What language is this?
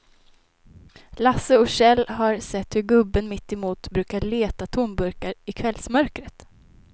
Swedish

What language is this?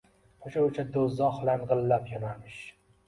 Uzbek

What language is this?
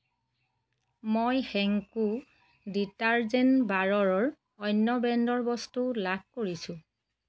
Assamese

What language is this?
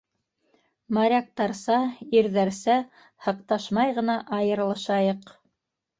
Bashkir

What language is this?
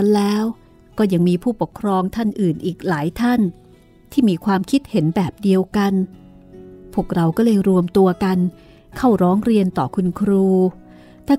Thai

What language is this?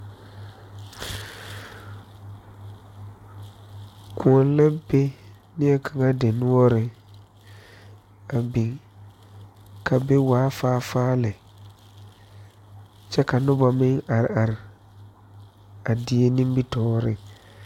Southern Dagaare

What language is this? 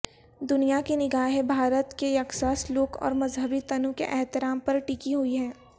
Urdu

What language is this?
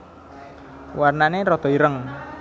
Javanese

